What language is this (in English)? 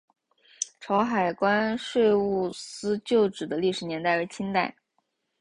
Chinese